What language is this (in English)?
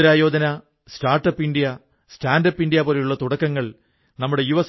Malayalam